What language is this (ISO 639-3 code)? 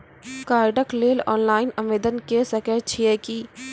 mai